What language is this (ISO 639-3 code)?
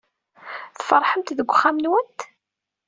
kab